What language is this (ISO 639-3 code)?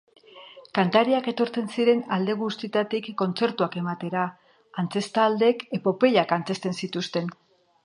eus